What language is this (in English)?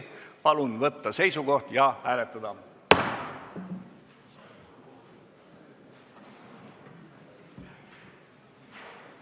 Estonian